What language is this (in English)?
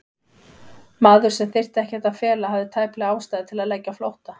Icelandic